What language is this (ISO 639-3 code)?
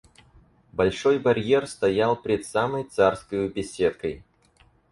rus